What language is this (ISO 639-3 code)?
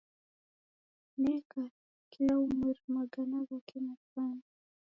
dav